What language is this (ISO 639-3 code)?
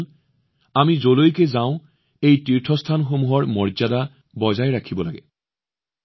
asm